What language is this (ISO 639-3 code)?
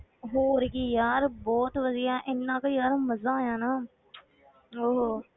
pan